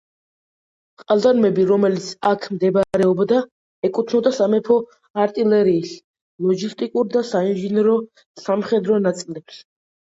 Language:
Georgian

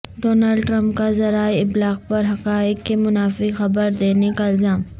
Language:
Urdu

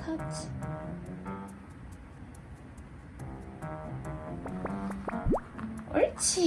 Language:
Korean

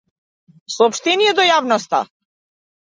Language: Macedonian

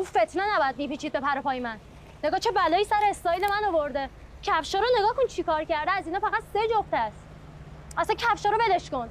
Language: Persian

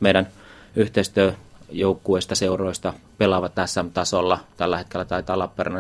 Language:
Finnish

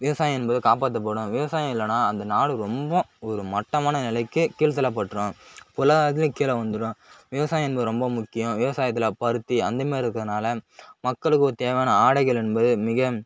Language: Tamil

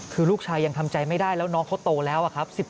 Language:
Thai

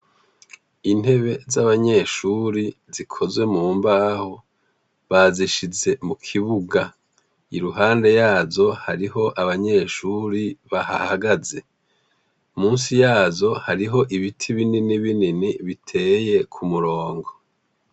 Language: Rundi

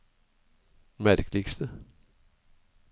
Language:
Norwegian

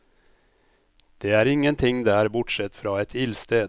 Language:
Norwegian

